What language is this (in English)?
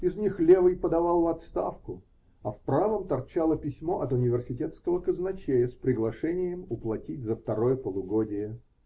Russian